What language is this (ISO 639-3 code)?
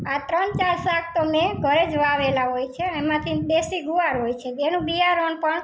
guj